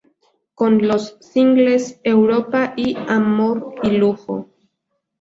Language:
Spanish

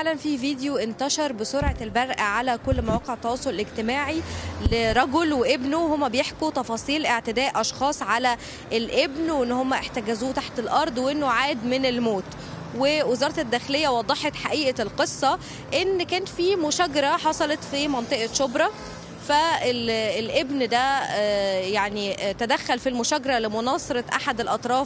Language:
Arabic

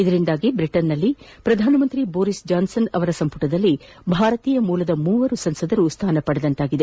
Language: Kannada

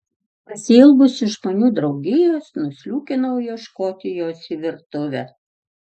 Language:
Lithuanian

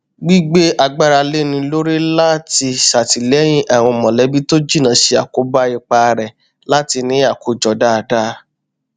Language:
Yoruba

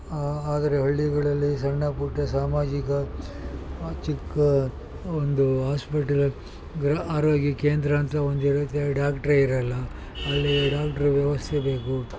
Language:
Kannada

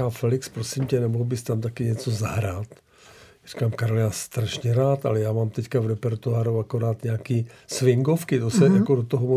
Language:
Czech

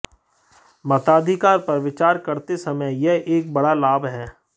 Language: Hindi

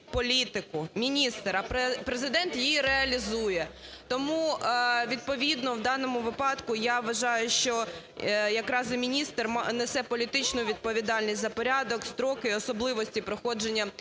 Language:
Ukrainian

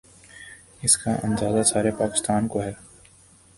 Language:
Urdu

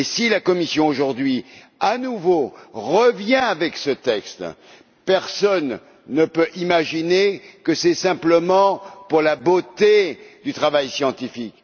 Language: French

